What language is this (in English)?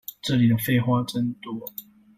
Chinese